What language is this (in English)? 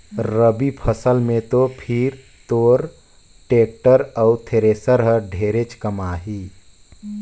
Chhattisgarhi